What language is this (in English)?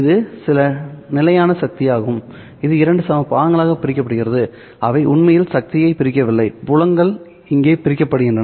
Tamil